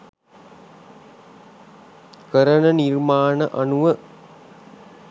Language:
Sinhala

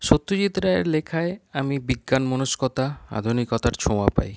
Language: Bangla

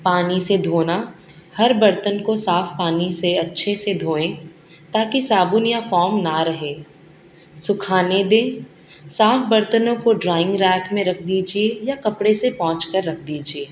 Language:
Urdu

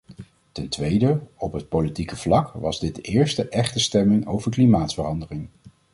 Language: Dutch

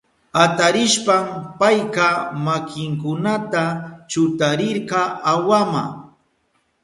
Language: Southern Pastaza Quechua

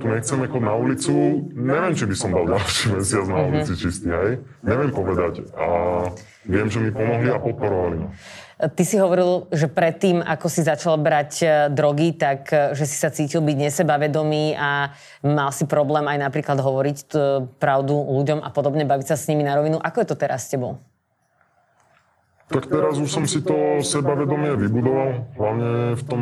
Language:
Slovak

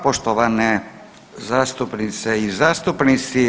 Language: Croatian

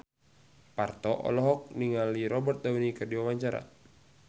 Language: Sundanese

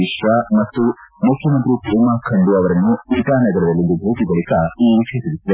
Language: Kannada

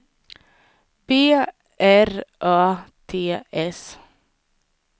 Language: Swedish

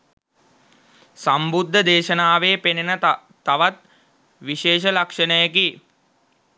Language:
Sinhala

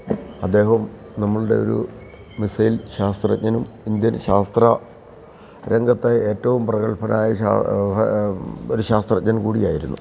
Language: Malayalam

